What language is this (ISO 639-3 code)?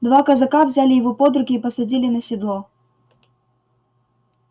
rus